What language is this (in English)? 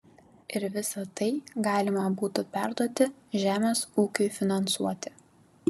Lithuanian